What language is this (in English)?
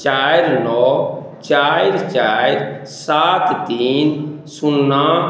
Maithili